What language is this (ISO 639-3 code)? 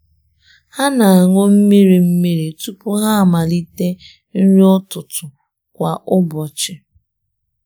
ibo